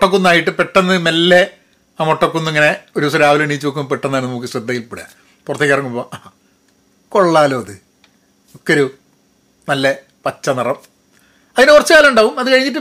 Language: Malayalam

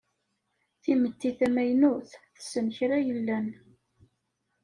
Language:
Kabyle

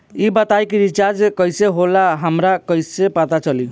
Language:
Bhojpuri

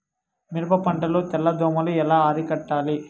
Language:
Telugu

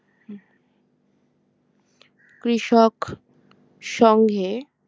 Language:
Bangla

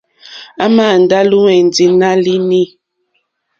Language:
Mokpwe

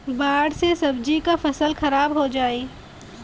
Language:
Bhojpuri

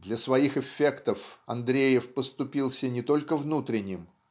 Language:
Russian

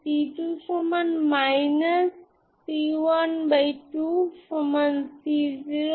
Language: Bangla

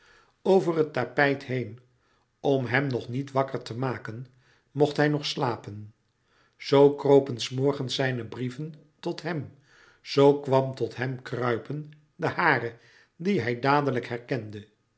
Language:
Dutch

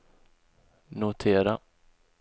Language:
Swedish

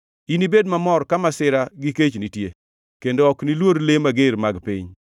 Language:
Luo (Kenya and Tanzania)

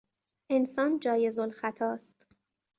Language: Persian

